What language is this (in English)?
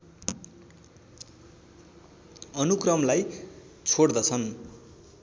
Nepali